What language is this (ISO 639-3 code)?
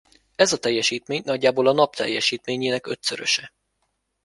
hun